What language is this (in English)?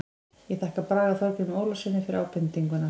Icelandic